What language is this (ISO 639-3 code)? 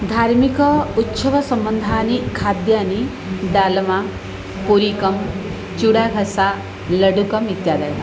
san